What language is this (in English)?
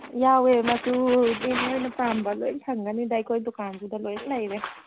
Manipuri